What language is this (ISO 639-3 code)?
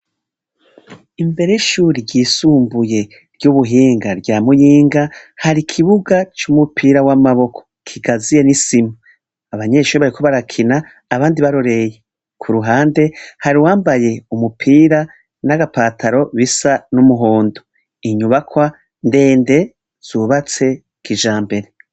run